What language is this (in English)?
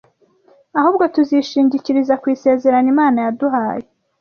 Kinyarwanda